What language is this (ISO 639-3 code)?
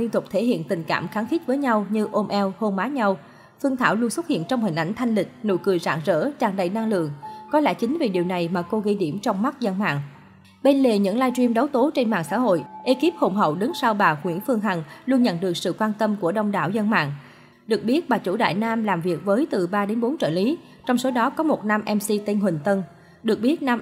vie